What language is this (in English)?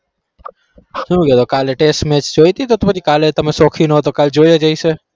Gujarati